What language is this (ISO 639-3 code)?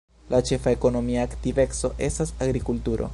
epo